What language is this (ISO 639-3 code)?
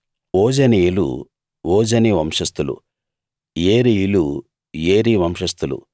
tel